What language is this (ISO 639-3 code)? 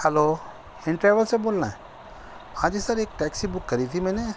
urd